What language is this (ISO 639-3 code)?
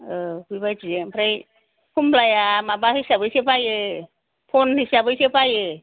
brx